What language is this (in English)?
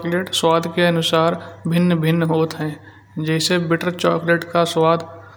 Kanauji